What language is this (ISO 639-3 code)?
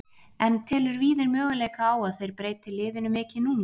isl